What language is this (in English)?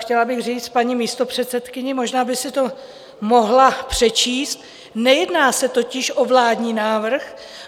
Czech